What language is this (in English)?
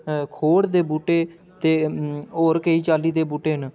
Dogri